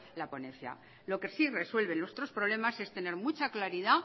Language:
Spanish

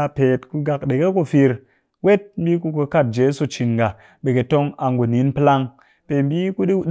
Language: Cakfem-Mushere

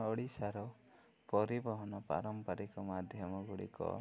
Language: Odia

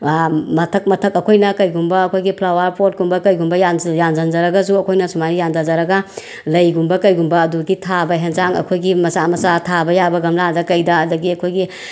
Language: Manipuri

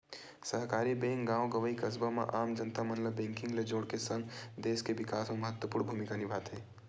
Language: Chhattisgarhi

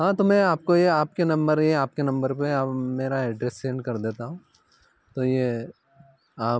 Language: Hindi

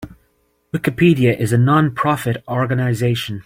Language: English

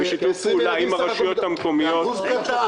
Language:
Hebrew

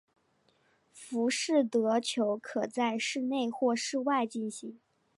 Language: Chinese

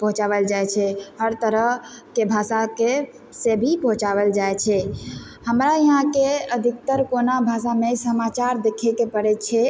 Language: Maithili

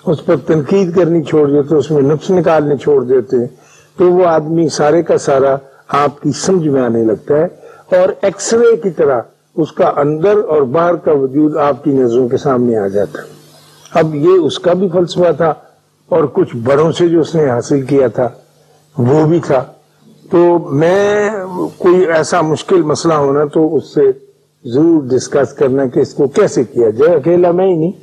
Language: Urdu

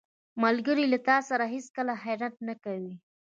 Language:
Pashto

